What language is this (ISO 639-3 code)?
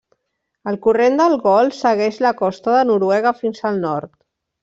cat